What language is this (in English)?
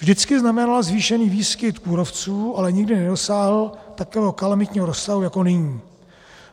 Czech